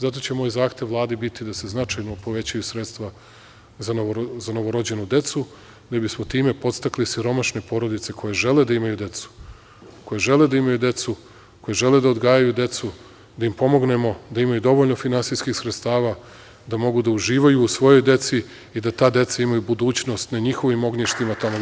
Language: Serbian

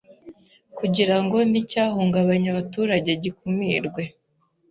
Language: Kinyarwanda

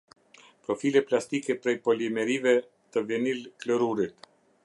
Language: Albanian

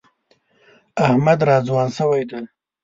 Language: Pashto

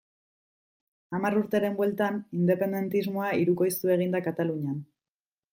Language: Basque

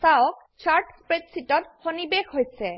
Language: Assamese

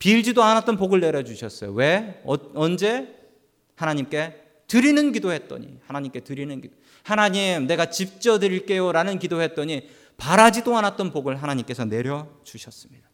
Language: Korean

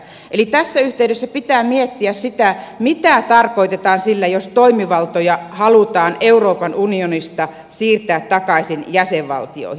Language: Finnish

